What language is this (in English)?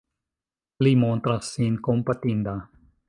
Esperanto